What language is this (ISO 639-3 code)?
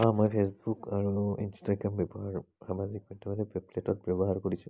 asm